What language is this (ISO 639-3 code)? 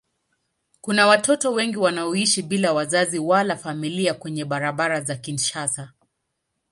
swa